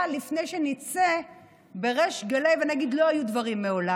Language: Hebrew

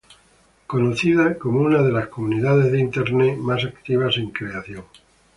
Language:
Spanish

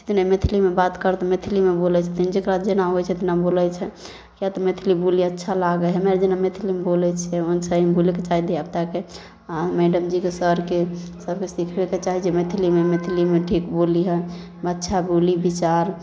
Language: Maithili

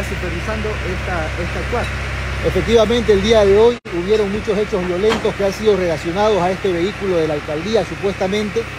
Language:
Spanish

